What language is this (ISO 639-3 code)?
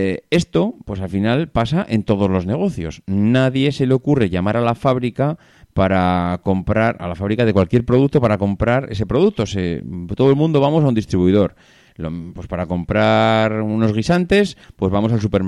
spa